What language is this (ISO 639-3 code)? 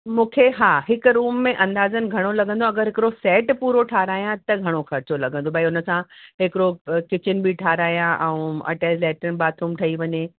snd